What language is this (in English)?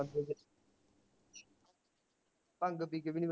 Punjabi